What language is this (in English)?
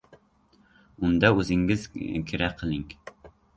Uzbek